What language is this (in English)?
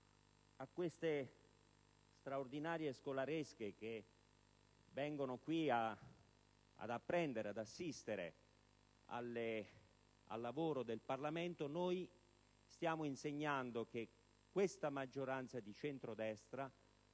Italian